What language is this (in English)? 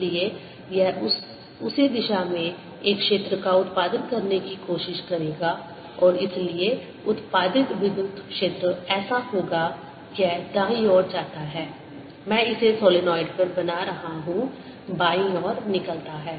Hindi